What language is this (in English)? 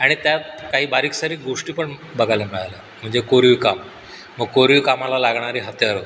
Marathi